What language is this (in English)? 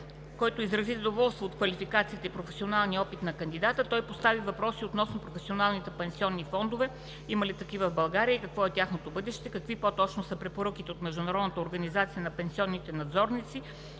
Bulgarian